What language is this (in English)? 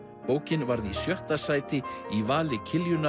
Icelandic